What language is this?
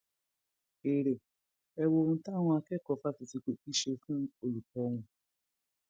Yoruba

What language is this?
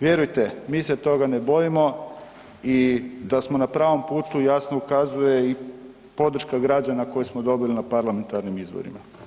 Croatian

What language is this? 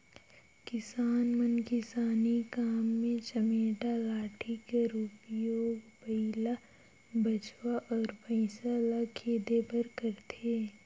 Chhattisgarhi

